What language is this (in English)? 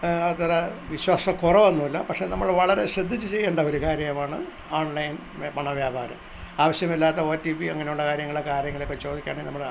Malayalam